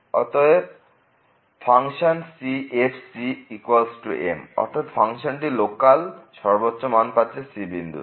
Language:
Bangla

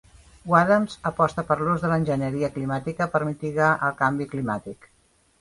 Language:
Catalan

